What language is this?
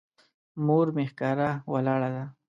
Pashto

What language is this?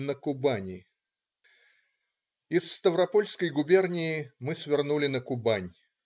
Russian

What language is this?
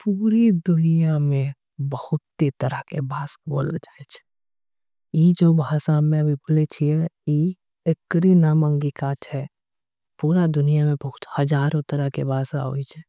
Angika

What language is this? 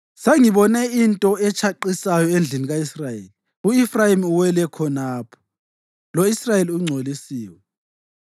North Ndebele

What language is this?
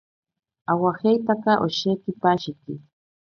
Ashéninka Perené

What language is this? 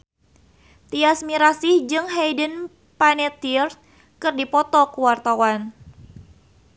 Sundanese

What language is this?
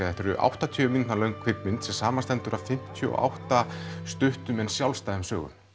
Icelandic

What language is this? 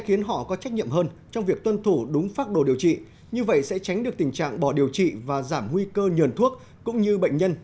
Vietnamese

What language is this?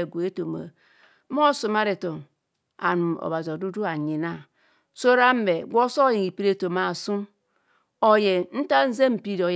Kohumono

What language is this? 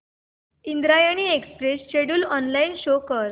Marathi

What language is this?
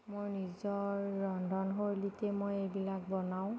Assamese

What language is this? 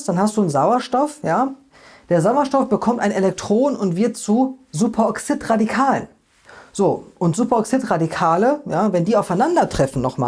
German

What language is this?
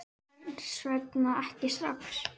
Icelandic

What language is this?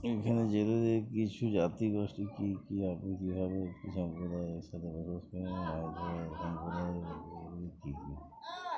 Bangla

